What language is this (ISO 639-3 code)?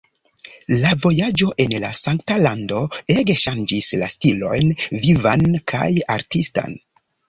epo